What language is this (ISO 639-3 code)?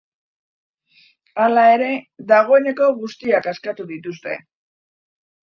eus